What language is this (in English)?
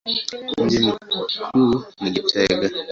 Swahili